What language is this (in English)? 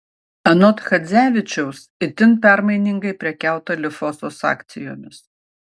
Lithuanian